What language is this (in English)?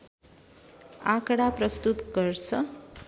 Nepali